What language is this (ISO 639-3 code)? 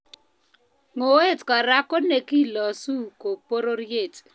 kln